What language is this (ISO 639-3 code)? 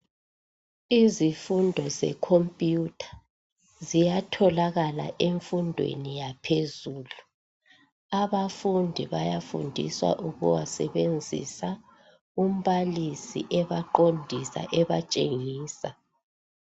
nde